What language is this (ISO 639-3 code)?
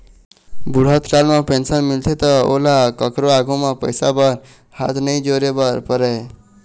hne